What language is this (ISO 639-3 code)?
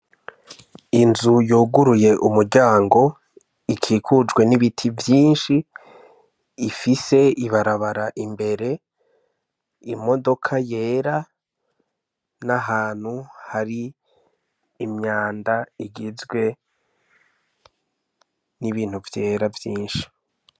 run